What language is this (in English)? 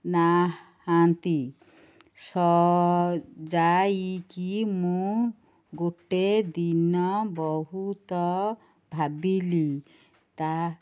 Odia